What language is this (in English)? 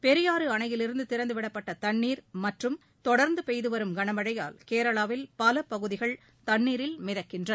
Tamil